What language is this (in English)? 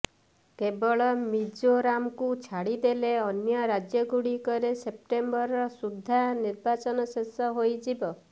Odia